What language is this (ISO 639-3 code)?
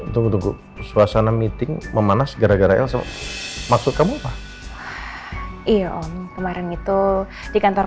ind